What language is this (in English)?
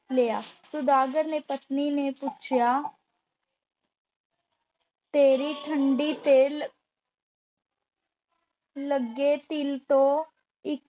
Punjabi